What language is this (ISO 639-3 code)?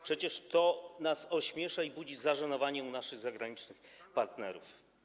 pol